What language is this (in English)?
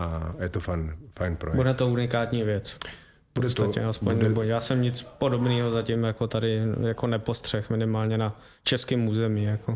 Czech